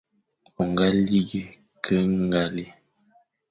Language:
Fang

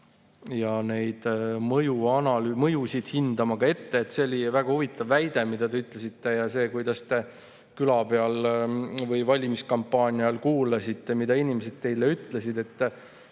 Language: Estonian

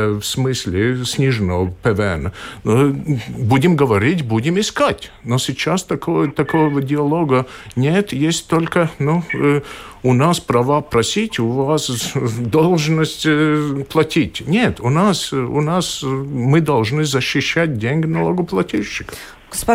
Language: Russian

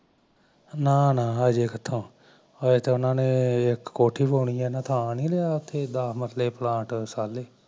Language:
Punjabi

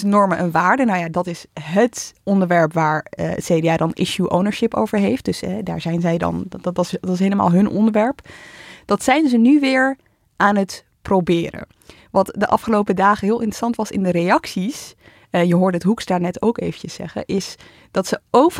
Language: Dutch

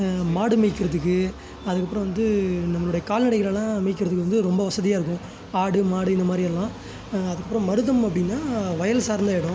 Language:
Tamil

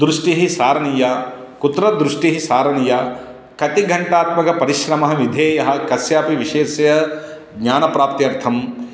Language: Sanskrit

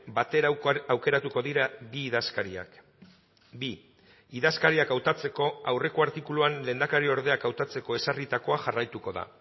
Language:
Basque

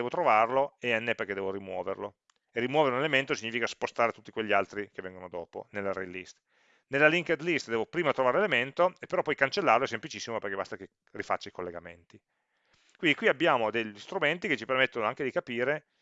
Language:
Italian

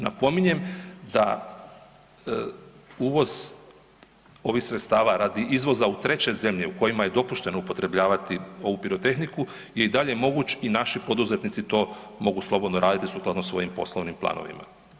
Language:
Croatian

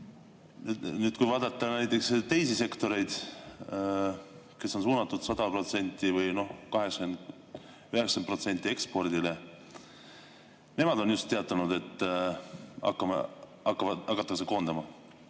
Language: Estonian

